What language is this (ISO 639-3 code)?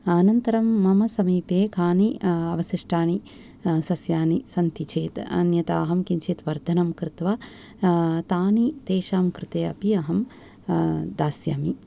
san